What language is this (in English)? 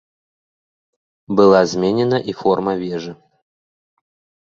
Belarusian